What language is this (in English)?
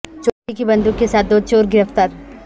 Urdu